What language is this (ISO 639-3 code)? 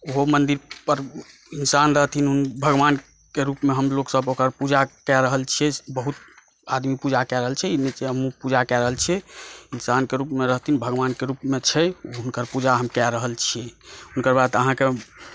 mai